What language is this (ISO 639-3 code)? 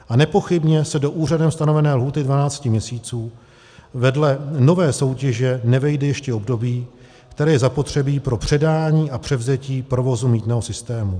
ces